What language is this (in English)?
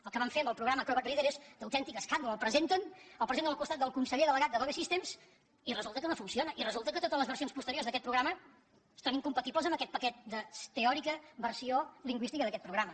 Catalan